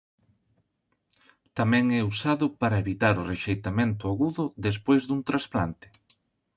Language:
Galician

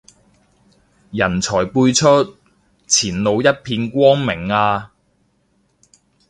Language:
Cantonese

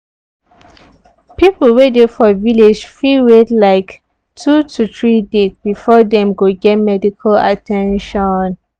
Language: Nigerian Pidgin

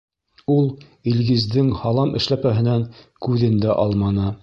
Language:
Bashkir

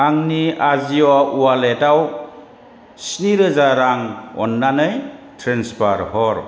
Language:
Bodo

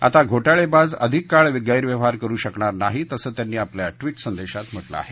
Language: Marathi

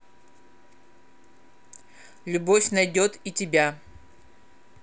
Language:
Russian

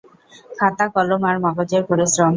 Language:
Bangla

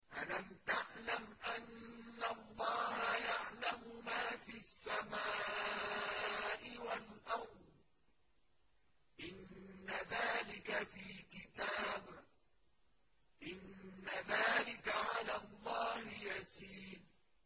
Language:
Arabic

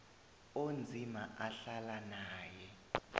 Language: South Ndebele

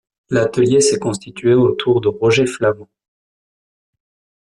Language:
French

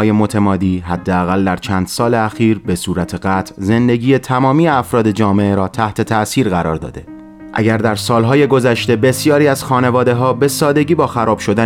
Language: Persian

